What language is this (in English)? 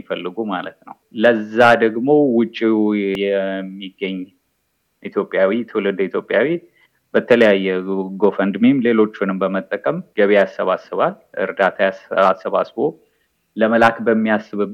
Amharic